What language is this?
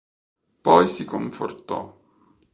Italian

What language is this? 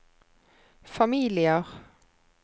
Norwegian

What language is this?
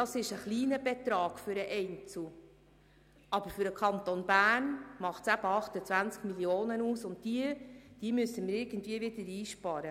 Swiss German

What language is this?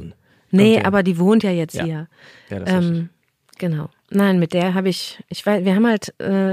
German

